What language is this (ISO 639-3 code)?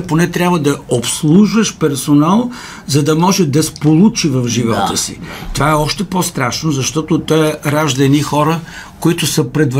bul